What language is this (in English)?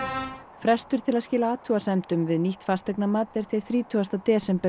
Icelandic